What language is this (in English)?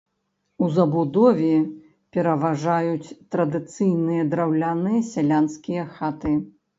Belarusian